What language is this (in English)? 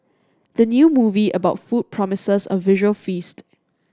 English